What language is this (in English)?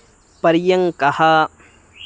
Sanskrit